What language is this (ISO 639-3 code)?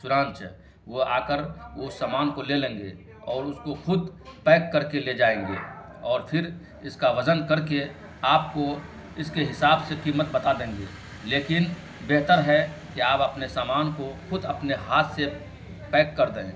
urd